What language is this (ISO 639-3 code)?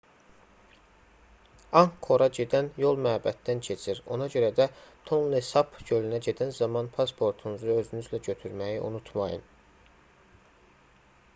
aze